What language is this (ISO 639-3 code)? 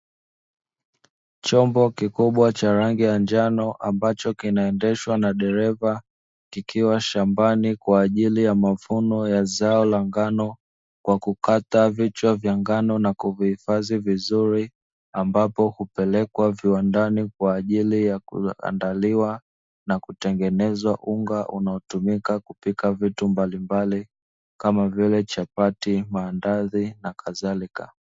swa